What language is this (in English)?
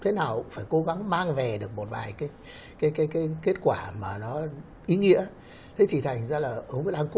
Vietnamese